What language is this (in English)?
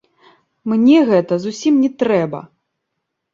Belarusian